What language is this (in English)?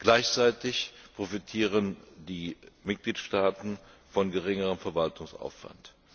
German